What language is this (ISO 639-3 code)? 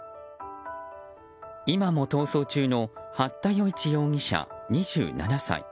jpn